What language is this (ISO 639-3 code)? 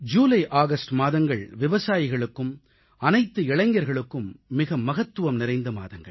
tam